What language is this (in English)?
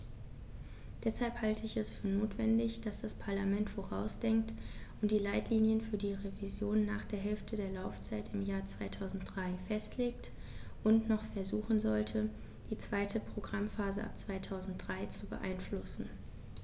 German